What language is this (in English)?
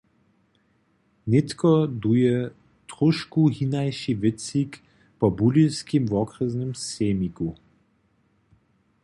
Upper Sorbian